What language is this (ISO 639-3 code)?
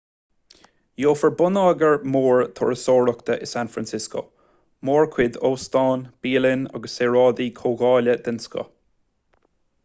gle